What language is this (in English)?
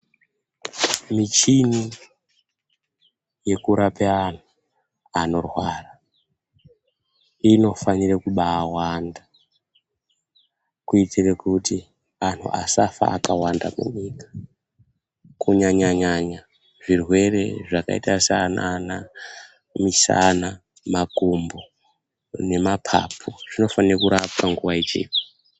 Ndau